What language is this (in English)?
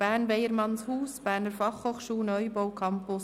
Swiss German